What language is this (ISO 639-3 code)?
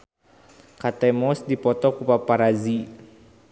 sun